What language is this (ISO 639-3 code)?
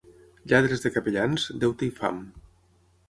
cat